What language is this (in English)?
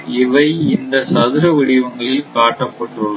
Tamil